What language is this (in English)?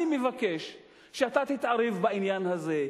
Hebrew